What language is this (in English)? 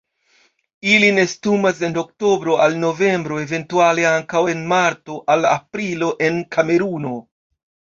Esperanto